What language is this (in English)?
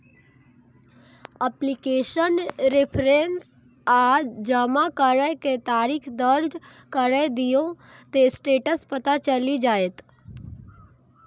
Maithili